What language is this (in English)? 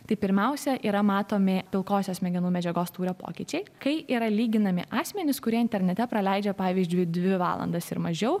Lithuanian